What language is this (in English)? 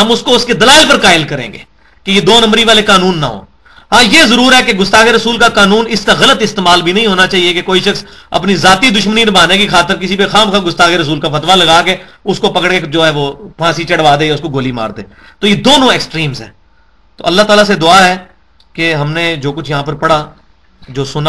Urdu